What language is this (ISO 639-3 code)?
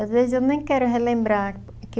por